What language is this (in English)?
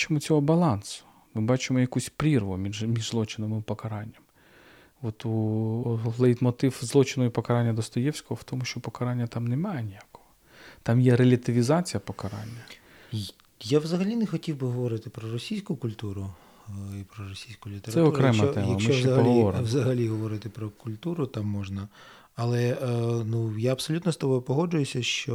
Ukrainian